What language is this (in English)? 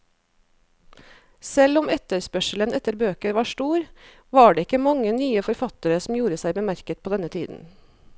Norwegian